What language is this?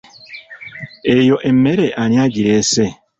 Ganda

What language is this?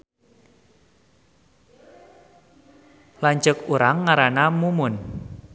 Sundanese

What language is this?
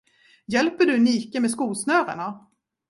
Swedish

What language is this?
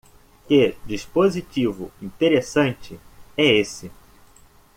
Portuguese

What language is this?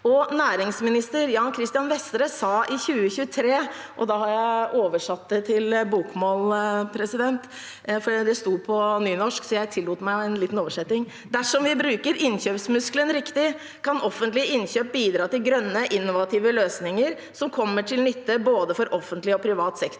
Norwegian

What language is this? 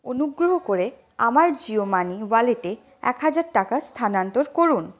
Bangla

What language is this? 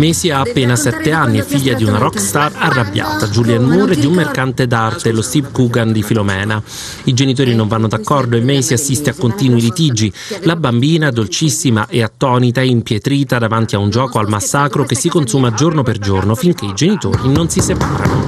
Italian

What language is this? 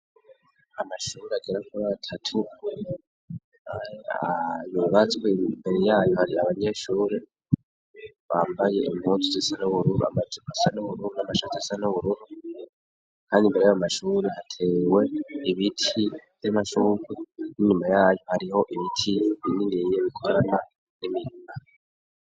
Rundi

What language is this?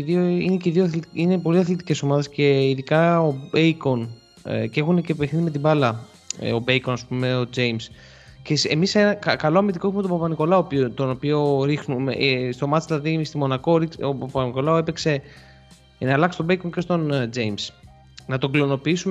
Greek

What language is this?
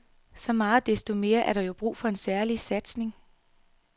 Danish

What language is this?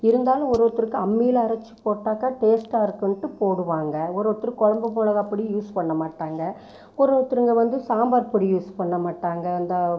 Tamil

